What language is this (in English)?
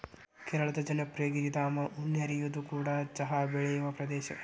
Kannada